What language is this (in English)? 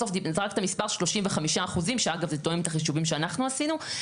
Hebrew